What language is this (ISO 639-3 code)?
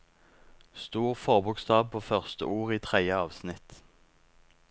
nor